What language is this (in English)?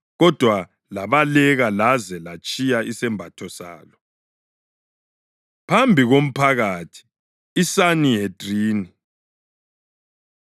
North Ndebele